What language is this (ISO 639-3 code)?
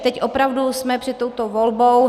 ces